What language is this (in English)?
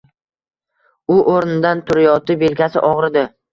Uzbek